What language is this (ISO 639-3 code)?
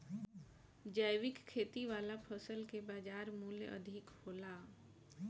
bho